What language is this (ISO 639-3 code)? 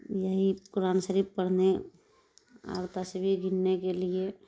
urd